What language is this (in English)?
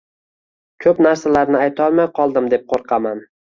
Uzbek